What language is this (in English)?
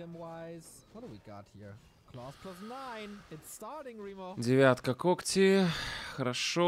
Russian